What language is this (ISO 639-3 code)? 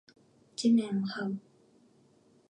jpn